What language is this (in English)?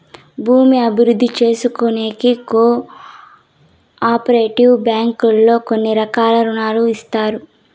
Telugu